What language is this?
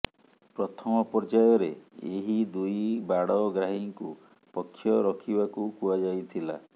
Odia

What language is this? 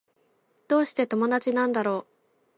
Japanese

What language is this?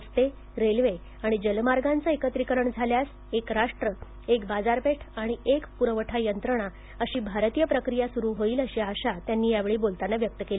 Marathi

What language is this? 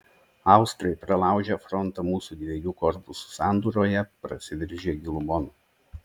Lithuanian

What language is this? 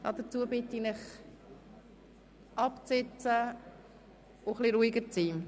Swiss German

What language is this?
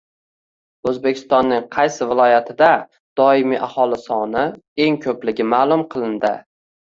Uzbek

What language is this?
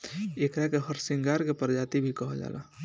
Bhojpuri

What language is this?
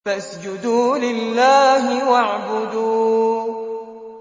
Arabic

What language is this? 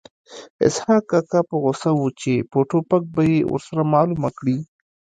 Pashto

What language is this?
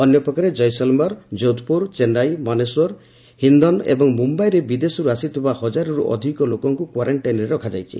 Odia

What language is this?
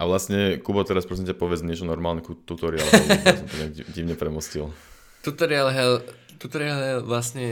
Slovak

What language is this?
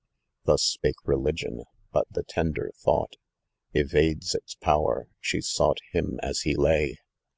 English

